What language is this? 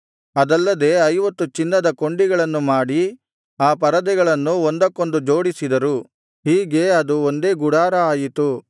Kannada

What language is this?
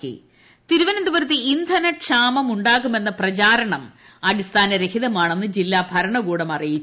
Malayalam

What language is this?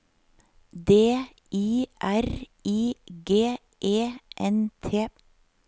Norwegian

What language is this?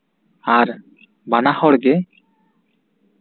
Santali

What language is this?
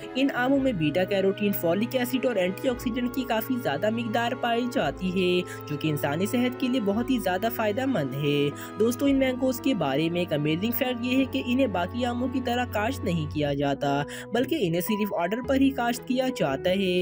Hindi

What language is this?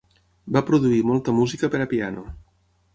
Catalan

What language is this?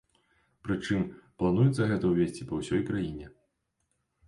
Belarusian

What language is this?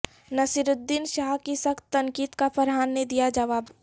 Urdu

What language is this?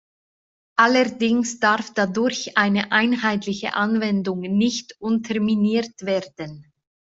German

